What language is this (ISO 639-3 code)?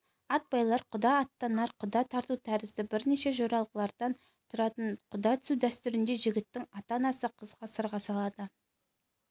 kaz